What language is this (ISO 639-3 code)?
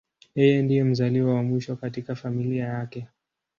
swa